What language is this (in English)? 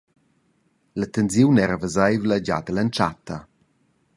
Romansh